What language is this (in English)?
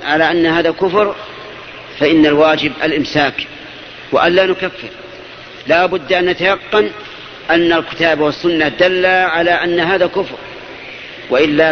Arabic